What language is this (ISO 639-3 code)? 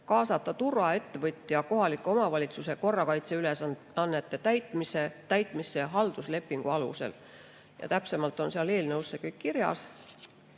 est